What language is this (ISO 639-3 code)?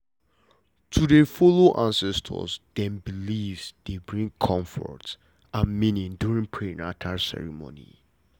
pcm